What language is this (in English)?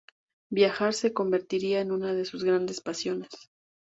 Spanish